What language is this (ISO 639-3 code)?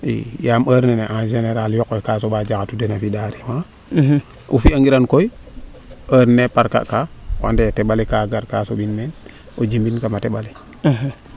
srr